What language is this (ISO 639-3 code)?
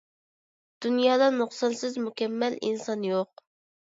uig